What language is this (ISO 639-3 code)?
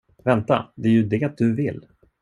swe